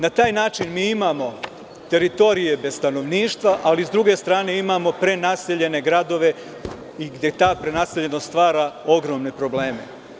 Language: Serbian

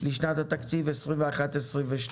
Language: Hebrew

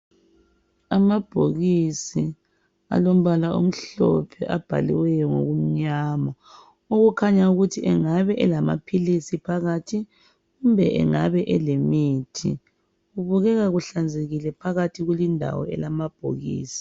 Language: North Ndebele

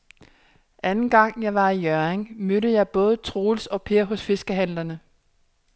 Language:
Danish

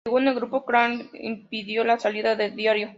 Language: Spanish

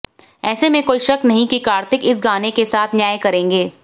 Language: Hindi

